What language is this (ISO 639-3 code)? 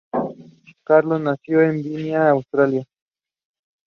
eng